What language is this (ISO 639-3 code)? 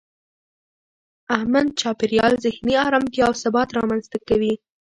pus